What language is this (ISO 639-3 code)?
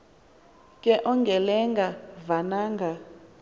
xho